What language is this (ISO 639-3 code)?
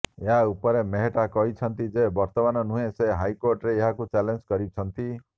ori